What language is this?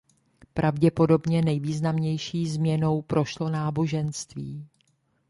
Czech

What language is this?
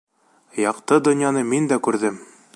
Bashkir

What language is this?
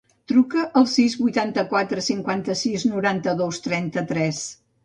Catalan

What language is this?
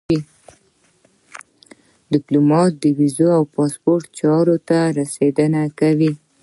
Pashto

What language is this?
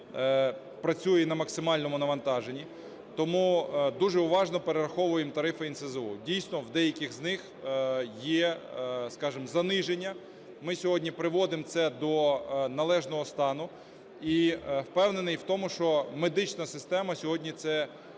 Ukrainian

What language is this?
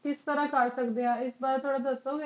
Punjabi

